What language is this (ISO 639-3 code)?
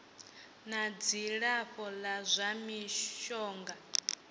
ven